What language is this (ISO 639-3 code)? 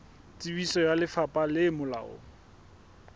sot